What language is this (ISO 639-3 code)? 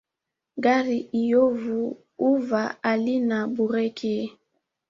swa